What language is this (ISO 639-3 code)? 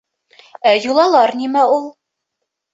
bak